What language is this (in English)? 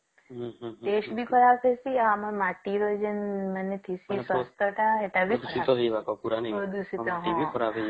Odia